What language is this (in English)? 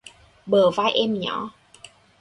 Vietnamese